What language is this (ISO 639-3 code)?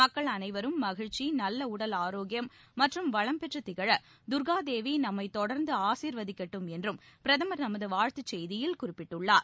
tam